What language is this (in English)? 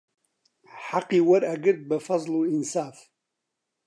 Central Kurdish